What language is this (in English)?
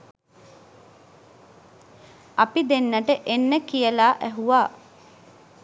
Sinhala